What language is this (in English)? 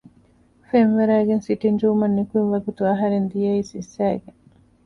Divehi